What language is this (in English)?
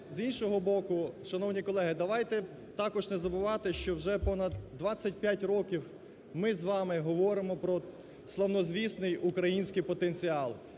Ukrainian